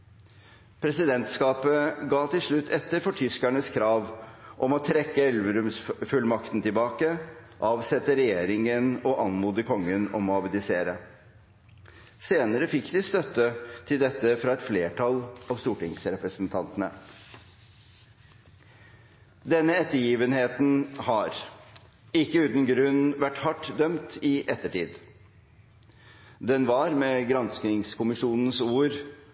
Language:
Norwegian Bokmål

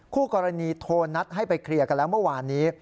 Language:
Thai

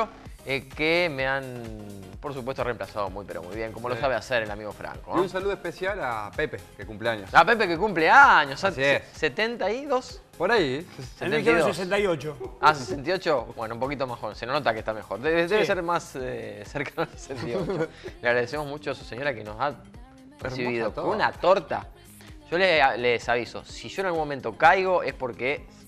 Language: Spanish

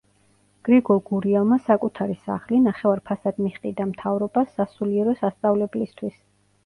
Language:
Georgian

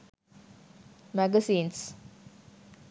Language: Sinhala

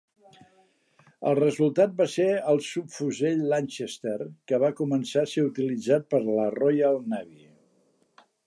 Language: Catalan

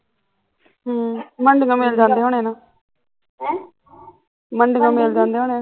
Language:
Punjabi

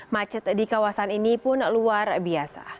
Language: Indonesian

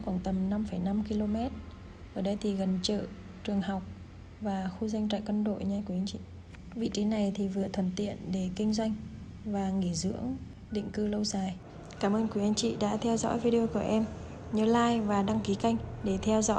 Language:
Vietnamese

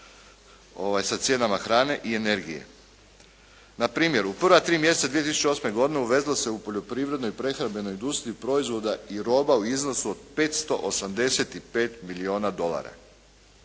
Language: Croatian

